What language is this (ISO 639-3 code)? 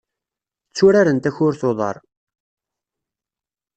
kab